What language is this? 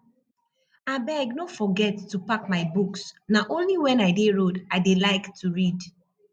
Nigerian Pidgin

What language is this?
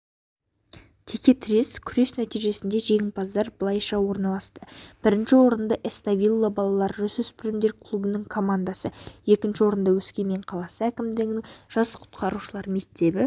Kazakh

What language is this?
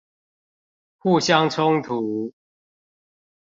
Chinese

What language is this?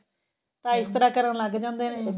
Punjabi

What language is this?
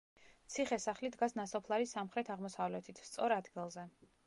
Georgian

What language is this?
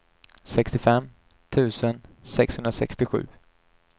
Swedish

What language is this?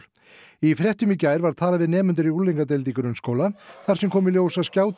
Icelandic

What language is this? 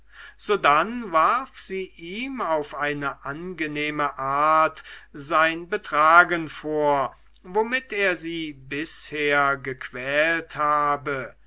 German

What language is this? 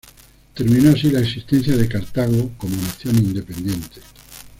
Spanish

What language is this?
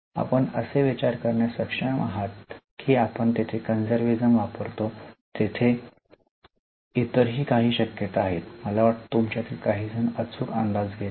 Marathi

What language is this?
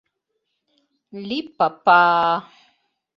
Mari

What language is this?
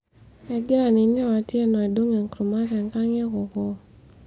Masai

